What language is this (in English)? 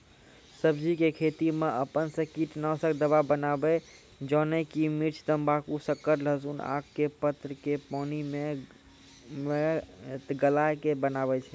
Maithili